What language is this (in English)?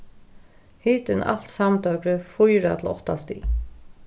Faroese